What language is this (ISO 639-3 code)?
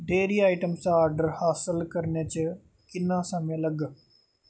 doi